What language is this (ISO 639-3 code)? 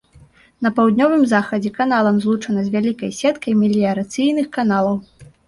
bel